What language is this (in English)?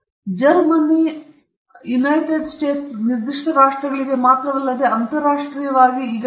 Kannada